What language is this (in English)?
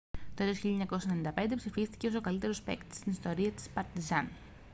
Greek